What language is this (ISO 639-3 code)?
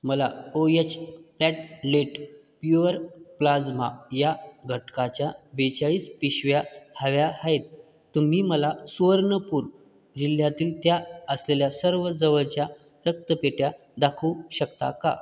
mar